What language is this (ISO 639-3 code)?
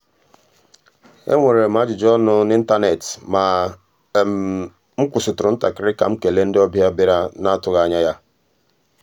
ibo